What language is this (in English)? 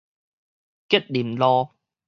Min Nan Chinese